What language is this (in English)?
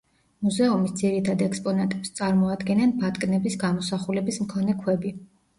Georgian